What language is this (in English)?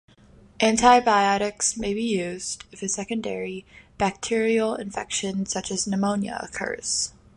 English